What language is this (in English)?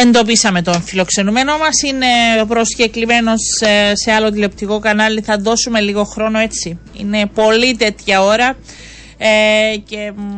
Greek